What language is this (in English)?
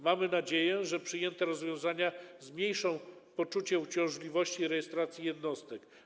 Polish